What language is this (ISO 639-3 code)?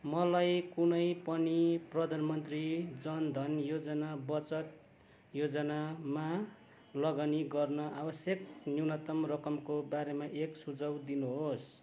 nep